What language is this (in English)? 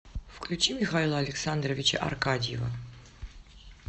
Russian